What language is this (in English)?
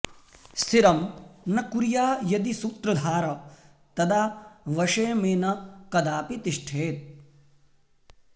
Sanskrit